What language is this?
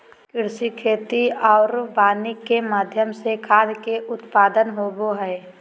Magahi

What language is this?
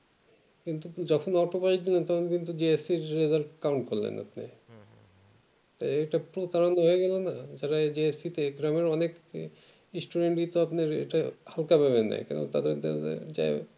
Bangla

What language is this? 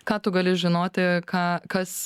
Lithuanian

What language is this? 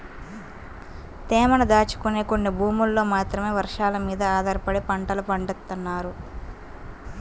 Telugu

